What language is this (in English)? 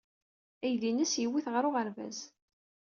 Kabyle